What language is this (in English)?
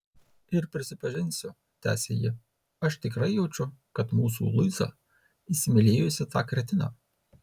Lithuanian